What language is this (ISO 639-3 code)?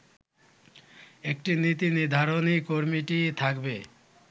ben